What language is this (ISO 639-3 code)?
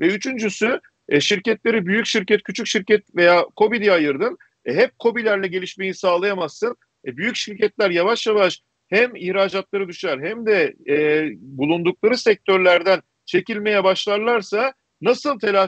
tur